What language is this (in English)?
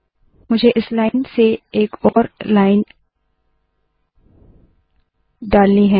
Hindi